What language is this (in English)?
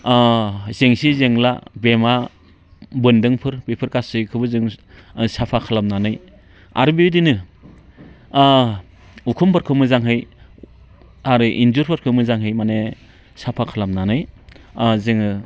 Bodo